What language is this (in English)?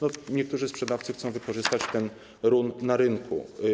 Polish